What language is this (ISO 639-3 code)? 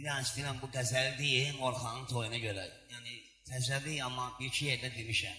tur